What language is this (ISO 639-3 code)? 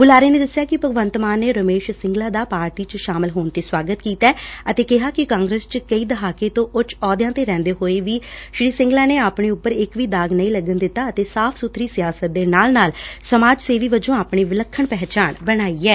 pan